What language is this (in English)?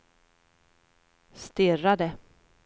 Swedish